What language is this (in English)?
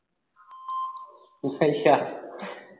Punjabi